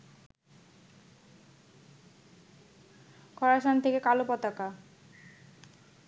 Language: Bangla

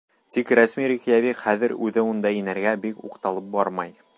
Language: Bashkir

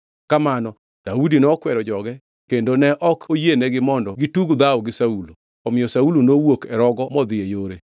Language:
Luo (Kenya and Tanzania)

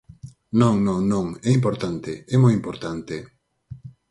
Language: Galician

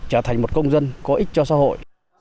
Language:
Vietnamese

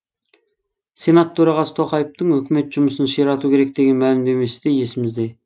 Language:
Kazakh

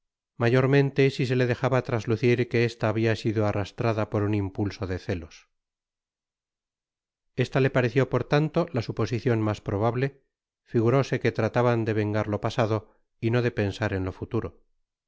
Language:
Spanish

